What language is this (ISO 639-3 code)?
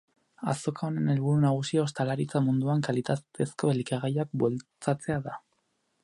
eus